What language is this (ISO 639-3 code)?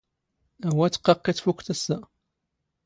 zgh